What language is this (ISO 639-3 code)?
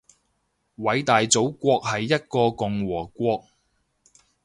yue